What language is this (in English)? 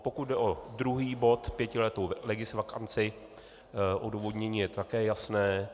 Czech